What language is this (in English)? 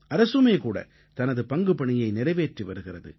Tamil